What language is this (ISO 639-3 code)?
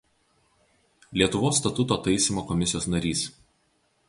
lit